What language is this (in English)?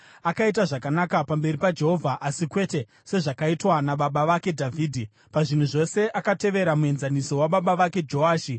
Shona